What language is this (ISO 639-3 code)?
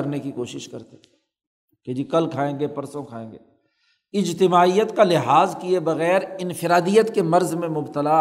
urd